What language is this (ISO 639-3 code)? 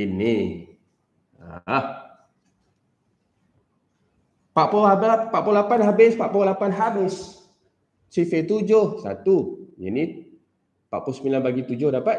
msa